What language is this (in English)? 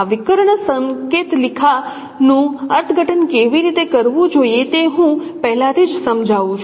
Gujarati